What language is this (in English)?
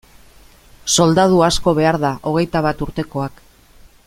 Basque